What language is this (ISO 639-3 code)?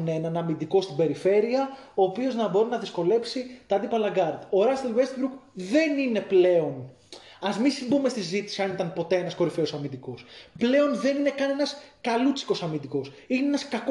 ell